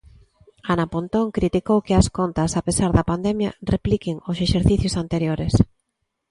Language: Galician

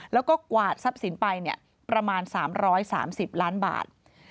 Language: Thai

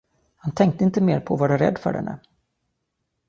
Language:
Swedish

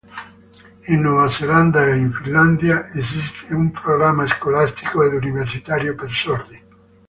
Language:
Italian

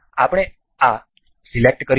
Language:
Gujarati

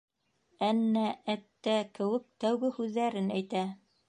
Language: Bashkir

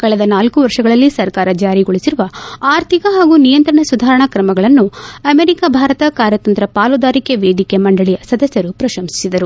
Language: Kannada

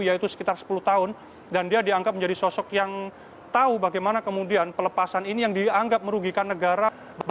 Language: Indonesian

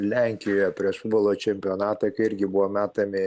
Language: Lithuanian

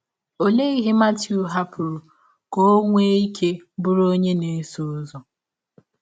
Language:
Igbo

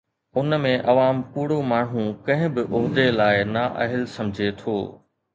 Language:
Sindhi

